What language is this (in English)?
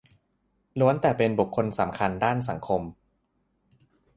Thai